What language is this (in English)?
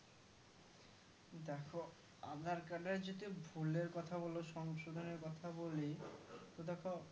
Bangla